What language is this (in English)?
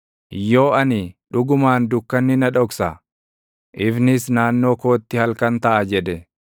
Oromo